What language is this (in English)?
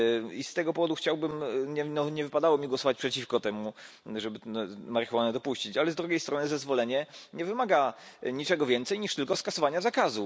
Polish